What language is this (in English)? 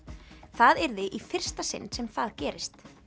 Icelandic